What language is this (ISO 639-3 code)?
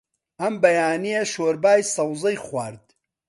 ckb